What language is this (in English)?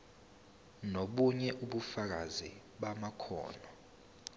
Zulu